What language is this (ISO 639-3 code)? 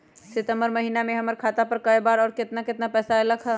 mag